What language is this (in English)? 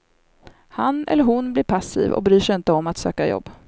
Swedish